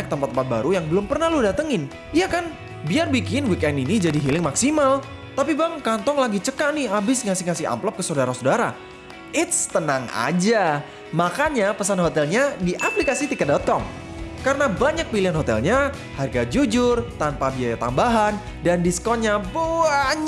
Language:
Indonesian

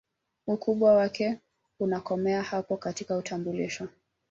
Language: Swahili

